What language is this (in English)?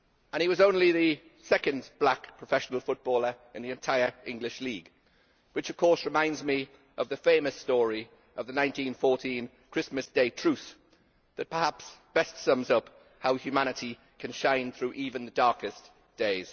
English